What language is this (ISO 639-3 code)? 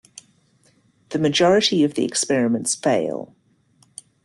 eng